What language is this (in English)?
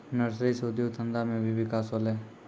Maithili